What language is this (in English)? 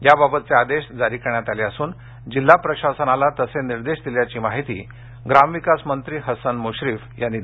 Marathi